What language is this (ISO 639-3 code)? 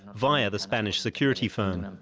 eng